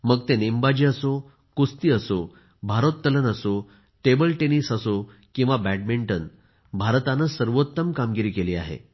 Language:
Marathi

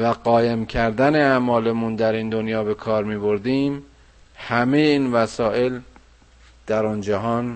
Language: Persian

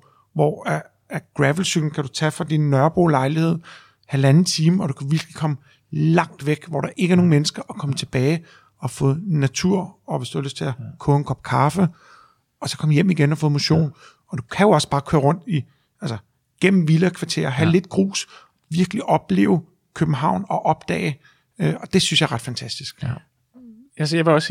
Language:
Danish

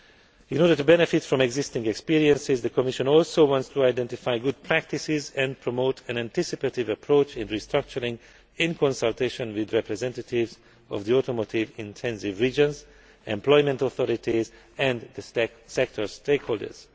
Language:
English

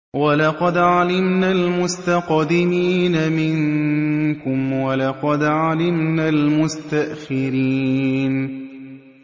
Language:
Arabic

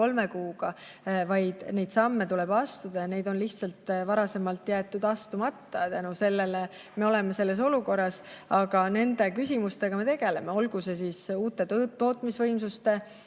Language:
Estonian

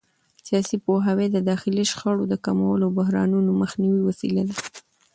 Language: Pashto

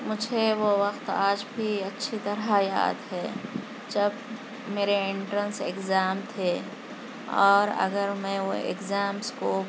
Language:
Urdu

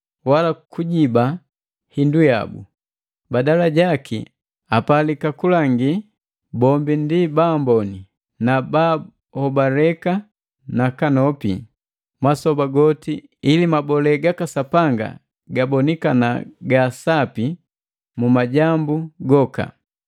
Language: Matengo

